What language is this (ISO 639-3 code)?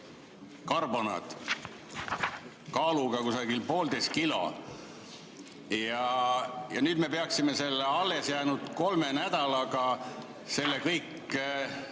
est